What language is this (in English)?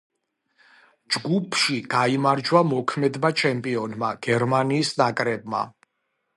Georgian